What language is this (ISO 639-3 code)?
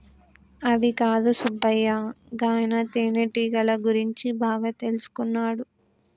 tel